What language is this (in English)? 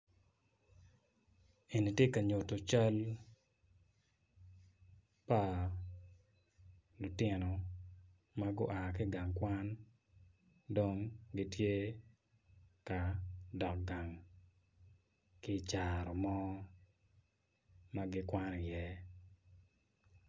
Acoli